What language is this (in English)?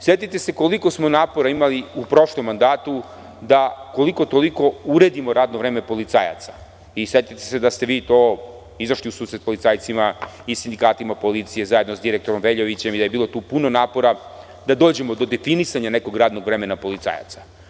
Serbian